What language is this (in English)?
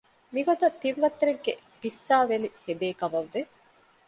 Divehi